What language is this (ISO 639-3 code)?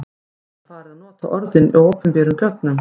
isl